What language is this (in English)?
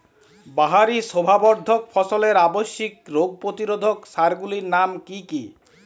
Bangla